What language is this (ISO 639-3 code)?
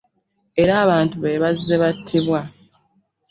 lug